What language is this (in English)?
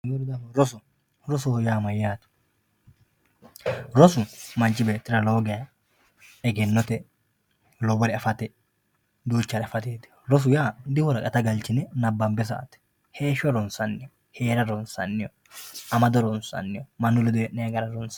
Sidamo